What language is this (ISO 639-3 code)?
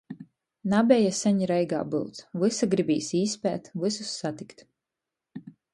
ltg